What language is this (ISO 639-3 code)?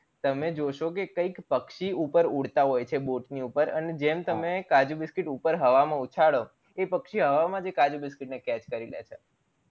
guj